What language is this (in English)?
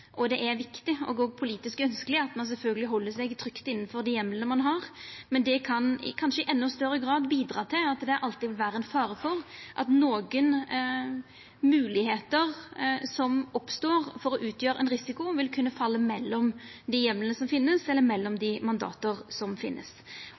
Norwegian Nynorsk